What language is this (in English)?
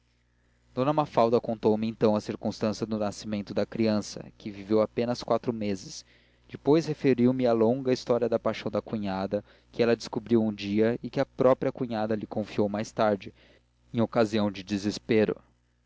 Portuguese